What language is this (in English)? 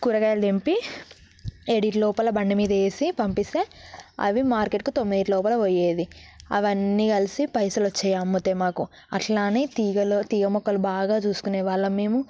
Telugu